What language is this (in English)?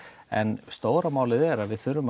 Icelandic